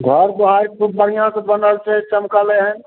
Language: Maithili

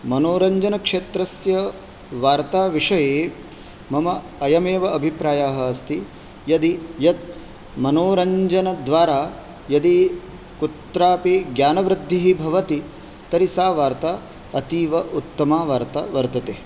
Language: Sanskrit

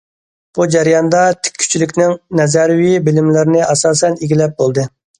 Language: Uyghur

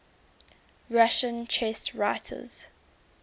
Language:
English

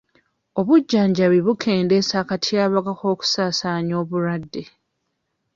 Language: Ganda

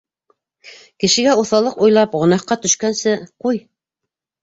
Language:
Bashkir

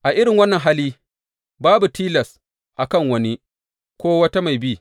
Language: Hausa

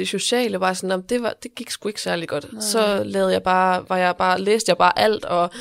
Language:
Danish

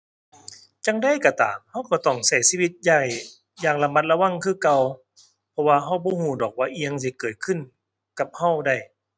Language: Thai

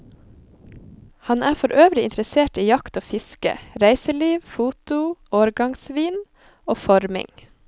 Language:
Norwegian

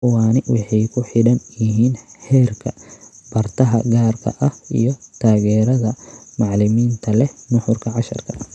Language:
Somali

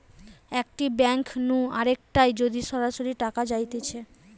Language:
Bangla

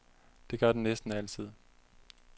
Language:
Danish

